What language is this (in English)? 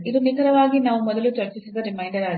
Kannada